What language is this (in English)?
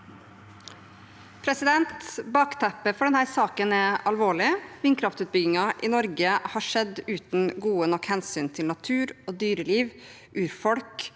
Norwegian